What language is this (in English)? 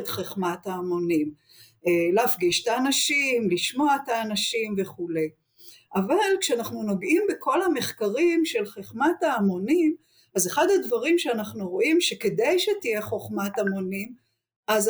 Hebrew